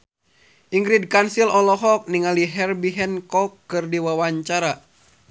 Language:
Sundanese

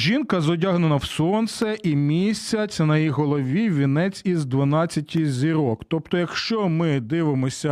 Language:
Ukrainian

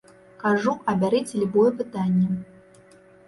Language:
Belarusian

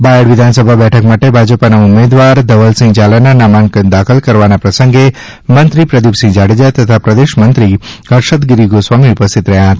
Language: Gujarati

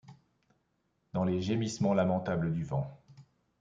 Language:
French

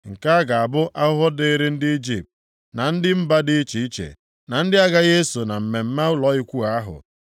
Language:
Igbo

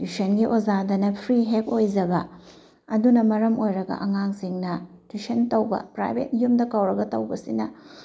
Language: Manipuri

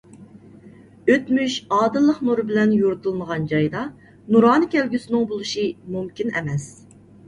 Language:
Uyghur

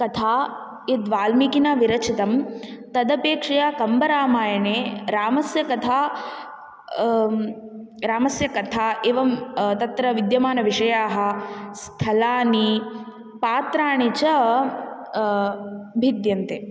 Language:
Sanskrit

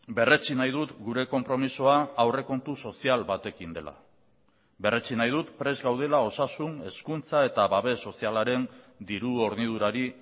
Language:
Basque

